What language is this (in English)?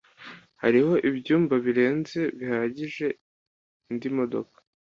Kinyarwanda